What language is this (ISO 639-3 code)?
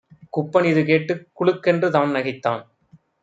tam